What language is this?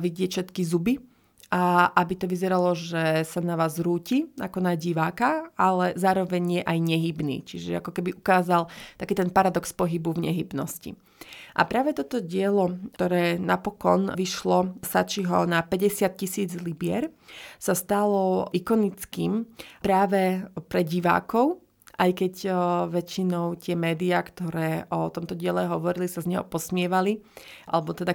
Slovak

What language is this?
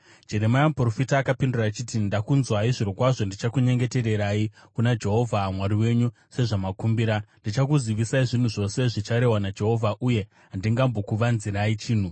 Shona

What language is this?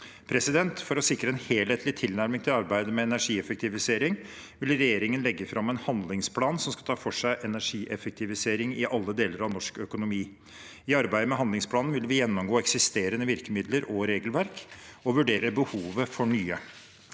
Norwegian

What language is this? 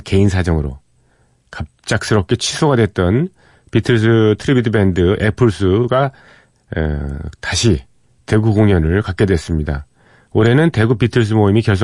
Korean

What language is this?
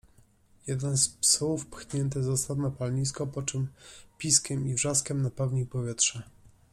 Polish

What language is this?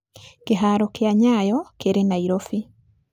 Kikuyu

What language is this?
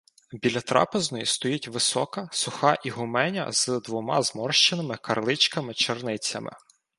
Ukrainian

